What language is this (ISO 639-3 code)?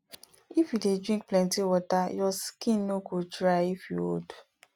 pcm